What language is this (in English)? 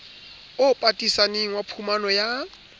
Southern Sotho